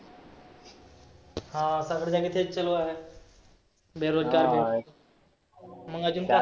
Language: Marathi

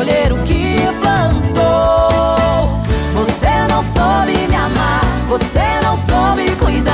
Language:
Portuguese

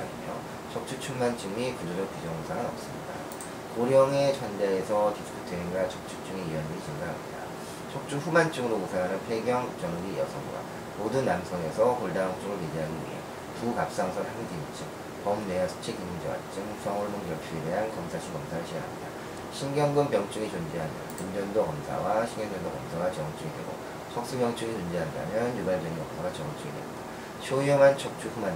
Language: Korean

